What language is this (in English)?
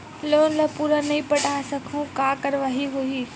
Chhattisgarhi